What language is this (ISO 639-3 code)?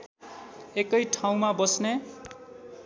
nep